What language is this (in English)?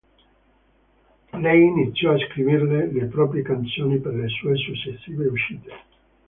Italian